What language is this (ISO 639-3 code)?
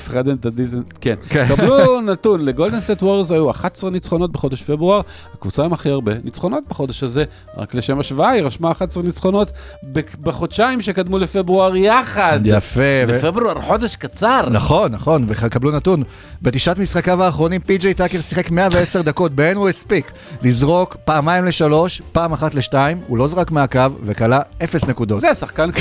heb